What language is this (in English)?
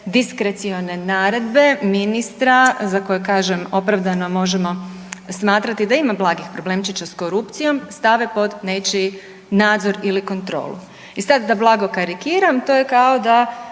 Croatian